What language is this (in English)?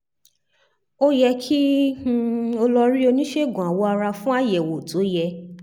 Yoruba